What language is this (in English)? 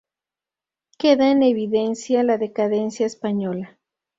Spanish